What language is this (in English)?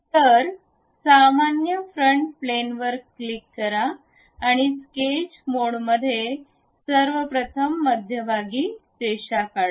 Marathi